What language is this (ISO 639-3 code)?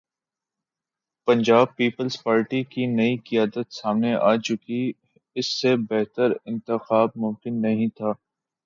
urd